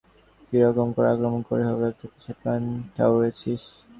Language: Bangla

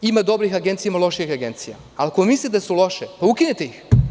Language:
Serbian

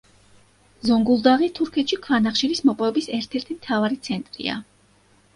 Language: Georgian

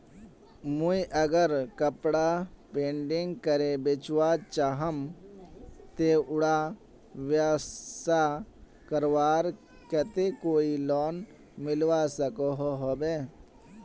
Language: Magahi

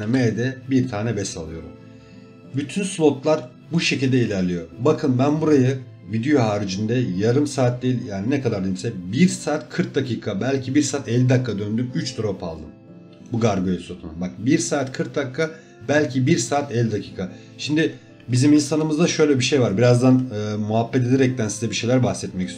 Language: Turkish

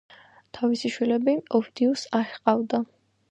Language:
Georgian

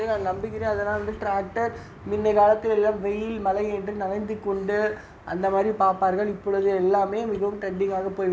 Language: Tamil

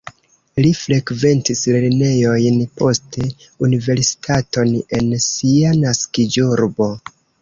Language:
Esperanto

